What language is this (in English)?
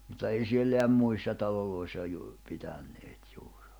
Finnish